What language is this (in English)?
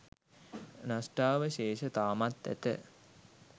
Sinhala